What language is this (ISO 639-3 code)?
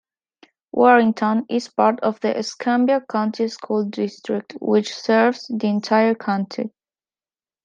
eng